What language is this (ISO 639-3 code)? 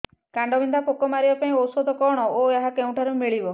ori